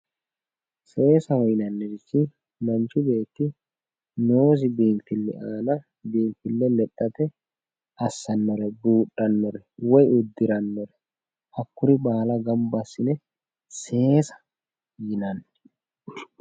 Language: Sidamo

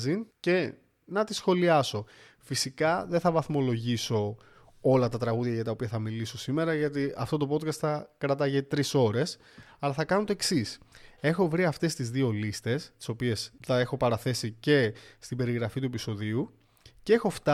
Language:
Greek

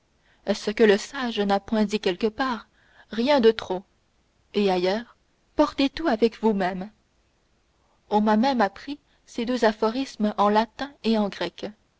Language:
French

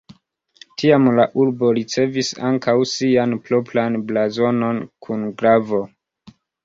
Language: Esperanto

